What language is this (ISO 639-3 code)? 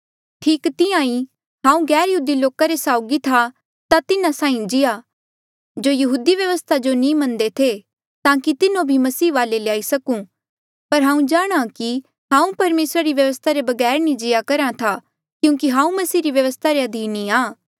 mjl